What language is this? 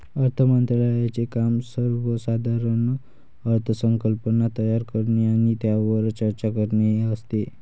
Marathi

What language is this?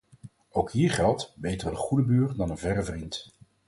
Dutch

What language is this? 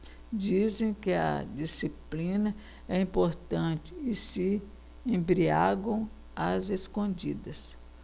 Portuguese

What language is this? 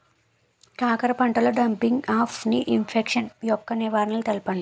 Telugu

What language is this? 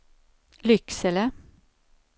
Swedish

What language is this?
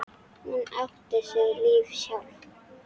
Icelandic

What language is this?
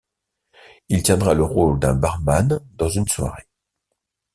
French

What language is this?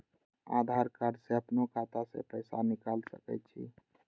Maithili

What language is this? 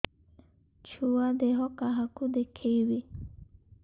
Odia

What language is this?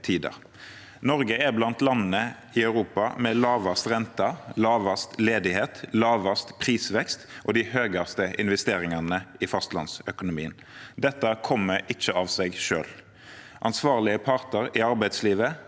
Norwegian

